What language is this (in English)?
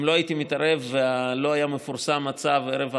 Hebrew